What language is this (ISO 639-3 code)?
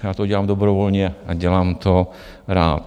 ces